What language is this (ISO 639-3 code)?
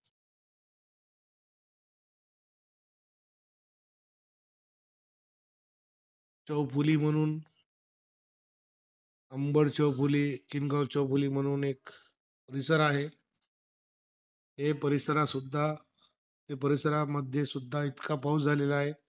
mar